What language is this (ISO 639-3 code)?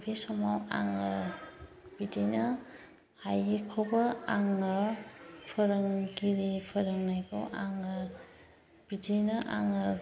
brx